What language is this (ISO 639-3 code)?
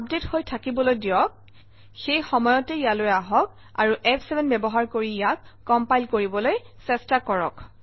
asm